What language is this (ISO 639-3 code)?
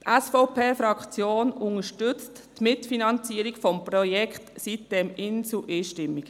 gsw